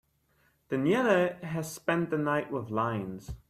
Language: English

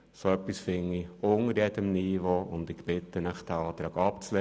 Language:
Swiss German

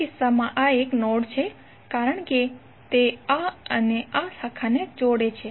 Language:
Gujarati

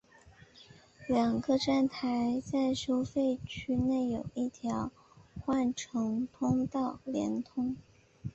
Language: Chinese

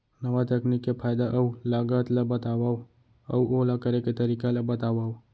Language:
Chhattisgarhi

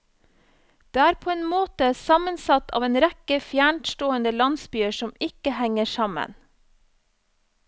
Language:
Norwegian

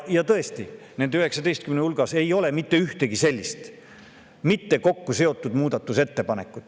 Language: Estonian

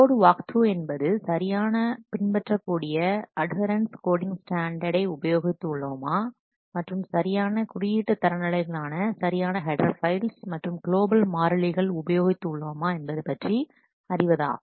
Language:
Tamil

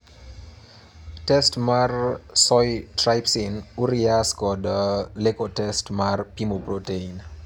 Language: Luo (Kenya and Tanzania)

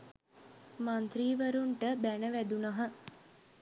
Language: Sinhala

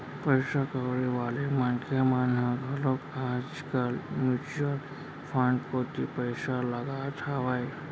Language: Chhattisgarhi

